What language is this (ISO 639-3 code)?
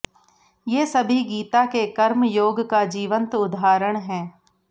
hin